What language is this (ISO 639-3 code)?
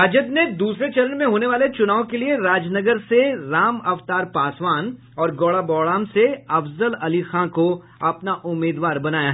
hin